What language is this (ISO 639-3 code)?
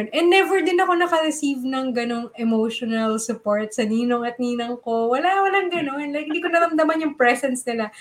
fil